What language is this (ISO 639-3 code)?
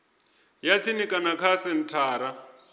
ven